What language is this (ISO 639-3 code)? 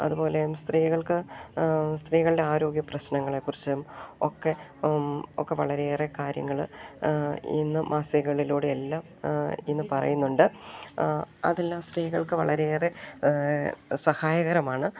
mal